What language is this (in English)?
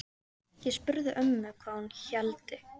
Icelandic